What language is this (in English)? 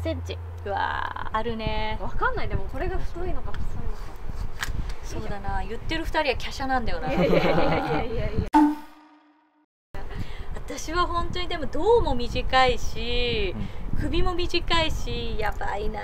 Japanese